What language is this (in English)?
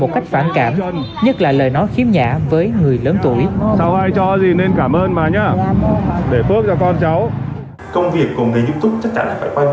Vietnamese